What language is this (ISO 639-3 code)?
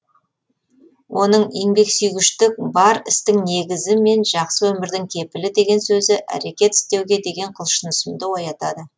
kaz